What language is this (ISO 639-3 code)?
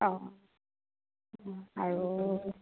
asm